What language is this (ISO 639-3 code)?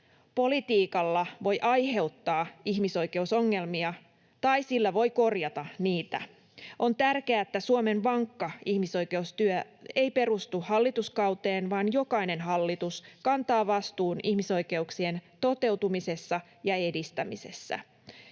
fin